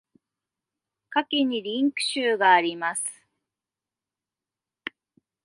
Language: Japanese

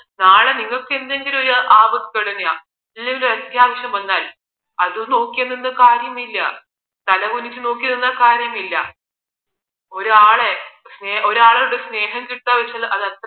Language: Malayalam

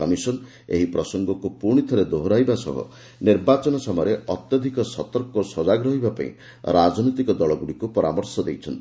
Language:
Odia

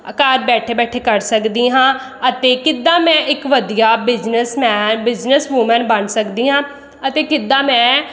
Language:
Punjabi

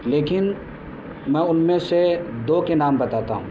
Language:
Urdu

